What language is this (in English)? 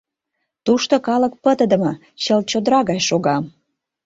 Mari